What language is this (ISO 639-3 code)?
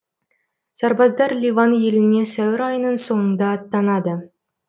kaz